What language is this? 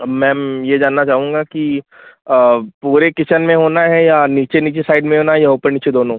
Hindi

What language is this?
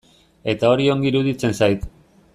Basque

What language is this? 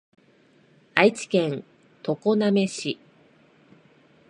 Japanese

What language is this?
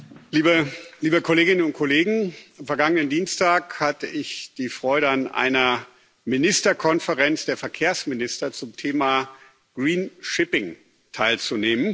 German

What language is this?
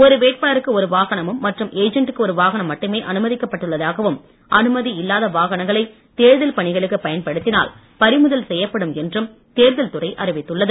Tamil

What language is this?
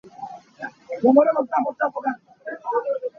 Hakha Chin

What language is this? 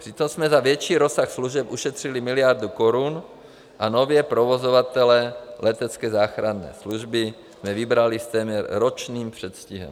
Czech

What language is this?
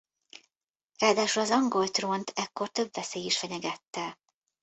Hungarian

